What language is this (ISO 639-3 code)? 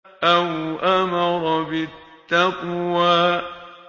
ara